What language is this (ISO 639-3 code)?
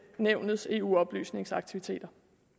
dan